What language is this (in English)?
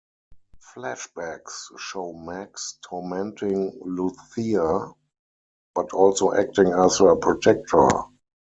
English